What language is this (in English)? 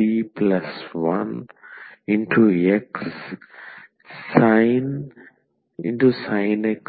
Telugu